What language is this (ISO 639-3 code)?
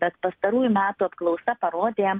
lit